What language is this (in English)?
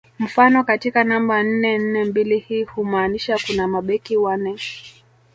Swahili